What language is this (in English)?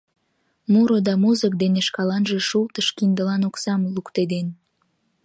Mari